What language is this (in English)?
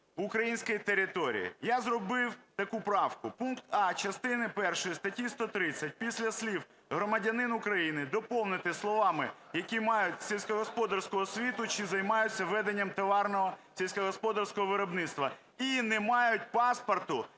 Ukrainian